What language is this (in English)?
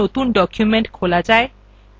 Bangla